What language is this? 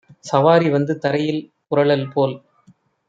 Tamil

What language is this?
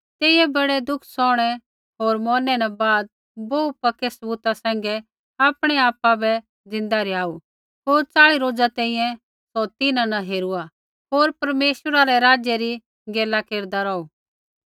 Kullu Pahari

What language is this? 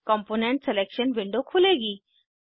Hindi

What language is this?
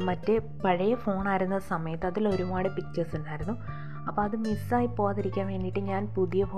Malayalam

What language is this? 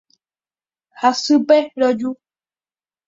Guarani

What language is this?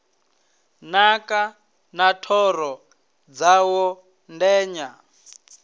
Venda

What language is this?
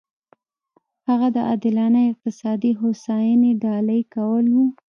Pashto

